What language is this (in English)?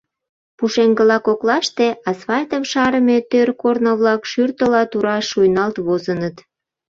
Mari